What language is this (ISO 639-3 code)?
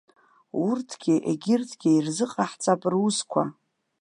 abk